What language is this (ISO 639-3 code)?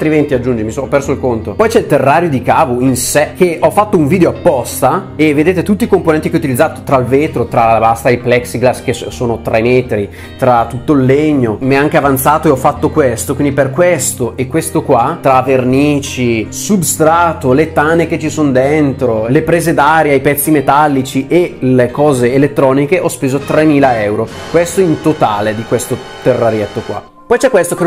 ita